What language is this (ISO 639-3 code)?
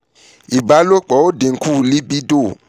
yor